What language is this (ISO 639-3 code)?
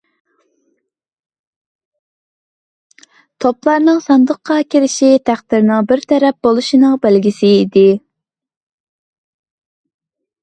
uig